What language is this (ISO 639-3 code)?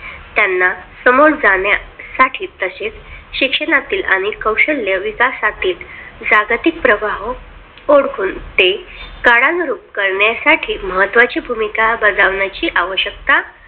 mar